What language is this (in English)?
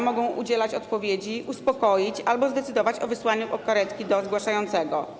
Polish